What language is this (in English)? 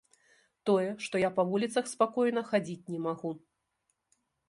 Belarusian